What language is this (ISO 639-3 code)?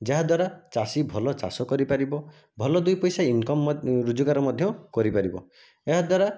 ori